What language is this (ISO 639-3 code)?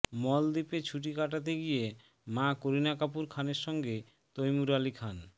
ben